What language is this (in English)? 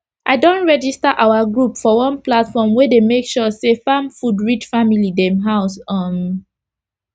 Nigerian Pidgin